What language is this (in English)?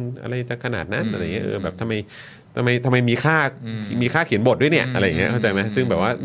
Thai